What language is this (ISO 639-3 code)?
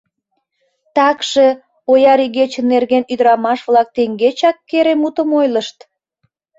chm